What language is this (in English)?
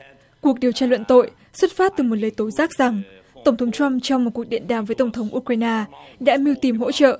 Vietnamese